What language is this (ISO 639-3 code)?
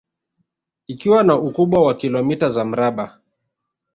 swa